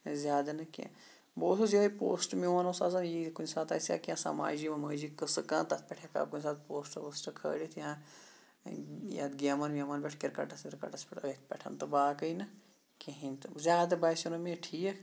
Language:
Kashmiri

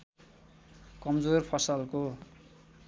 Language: Nepali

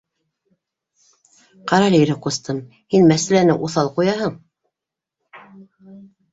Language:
Bashkir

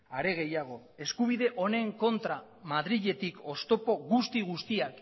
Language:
Basque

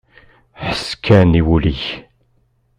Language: Kabyle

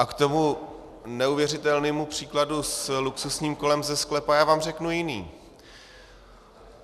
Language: Czech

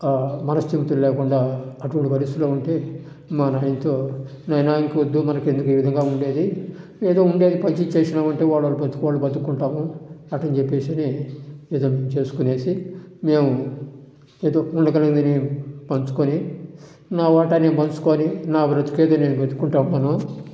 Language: Telugu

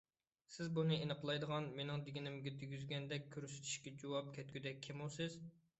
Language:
Uyghur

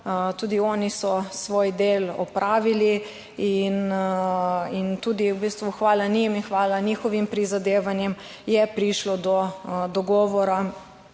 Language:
Slovenian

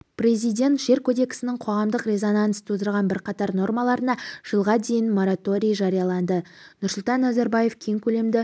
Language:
Kazakh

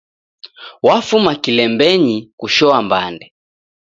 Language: Taita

